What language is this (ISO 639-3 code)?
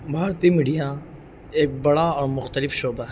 urd